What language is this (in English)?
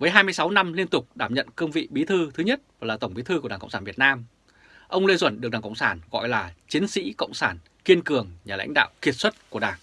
Vietnamese